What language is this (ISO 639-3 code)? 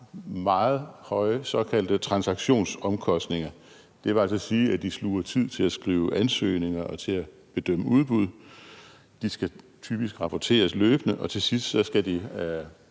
dan